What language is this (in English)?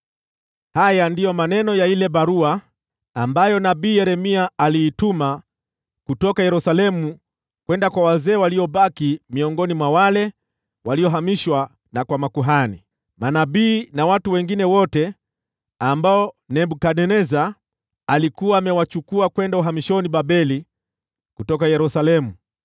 Swahili